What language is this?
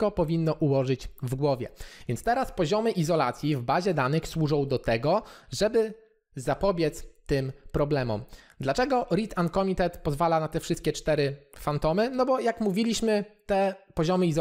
Polish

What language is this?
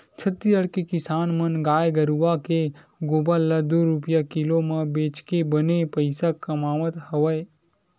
Chhattisgarhi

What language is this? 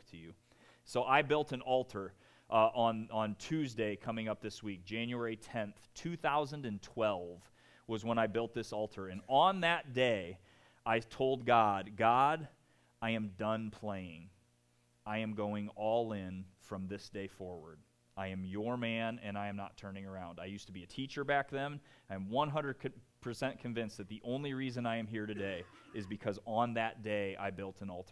English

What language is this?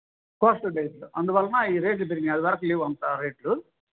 Telugu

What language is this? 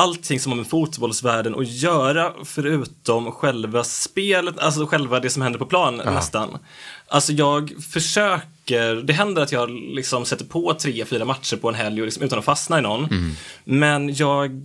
Swedish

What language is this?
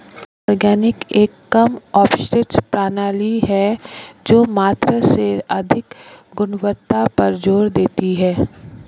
Hindi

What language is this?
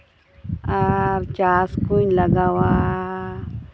Santali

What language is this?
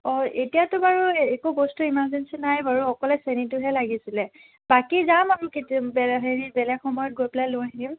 Assamese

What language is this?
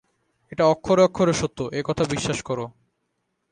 Bangla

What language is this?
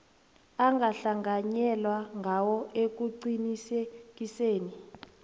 South Ndebele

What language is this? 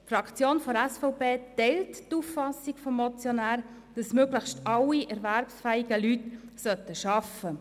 Swiss German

